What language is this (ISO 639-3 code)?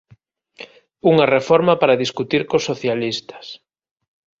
glg